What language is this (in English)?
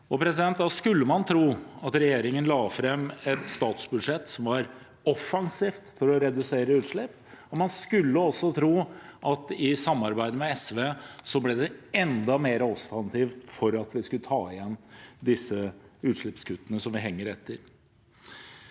Norwegian